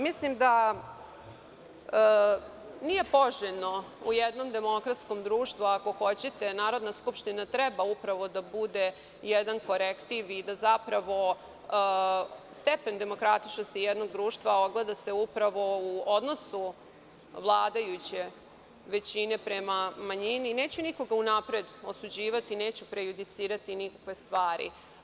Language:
Serbian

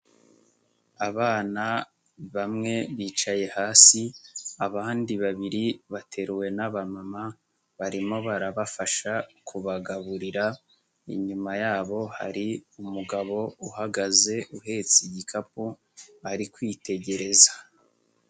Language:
Kinyarwanda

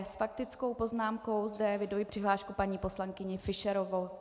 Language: Czech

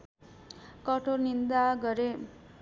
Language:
Nepali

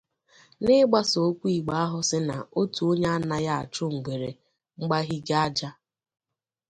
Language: Igbo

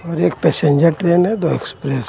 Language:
Hindi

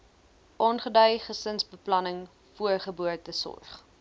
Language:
Afrikaans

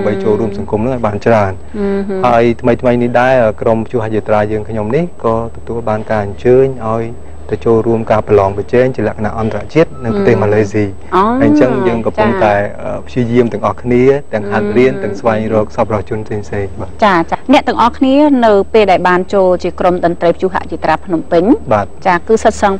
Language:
Thai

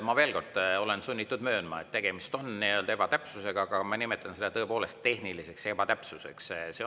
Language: Estonian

